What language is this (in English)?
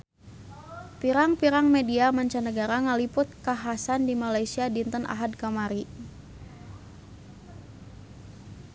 Sundanese